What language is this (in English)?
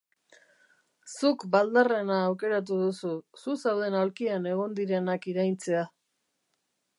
Basque